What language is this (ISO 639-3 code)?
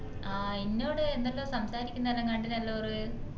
mal